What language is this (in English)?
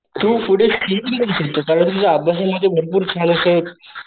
Marathi